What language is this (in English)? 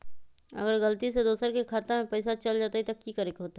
Magahi